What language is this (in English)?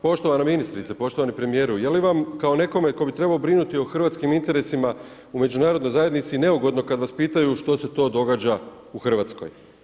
Croatian